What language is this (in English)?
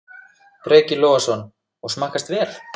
Icelandic